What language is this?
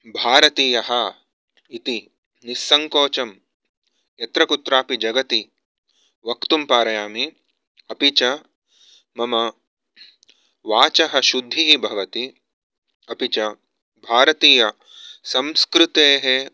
Sanskrit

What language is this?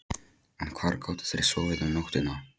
Icelandic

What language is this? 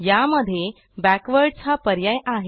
Marathi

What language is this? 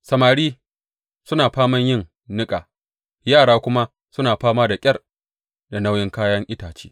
Hausa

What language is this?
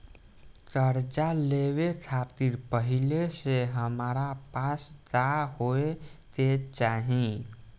Bhojpuri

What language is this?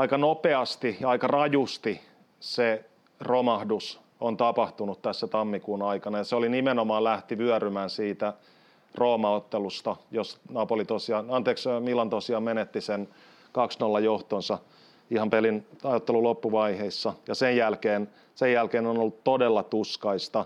Finnish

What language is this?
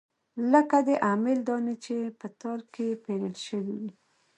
Pashto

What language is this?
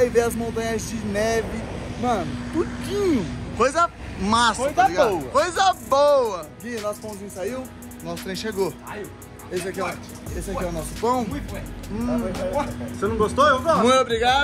Portuguese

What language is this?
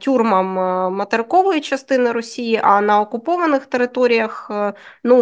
Ukrainian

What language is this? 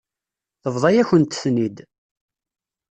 Kabyle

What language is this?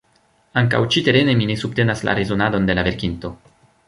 Esperanto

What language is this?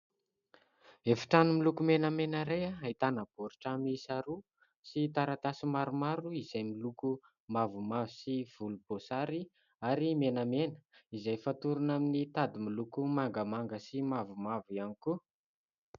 Malagasy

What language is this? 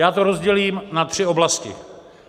Czech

